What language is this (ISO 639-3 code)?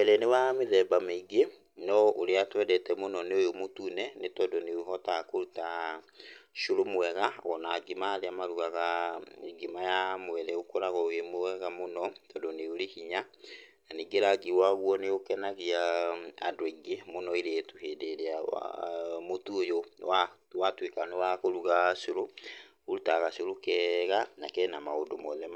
kik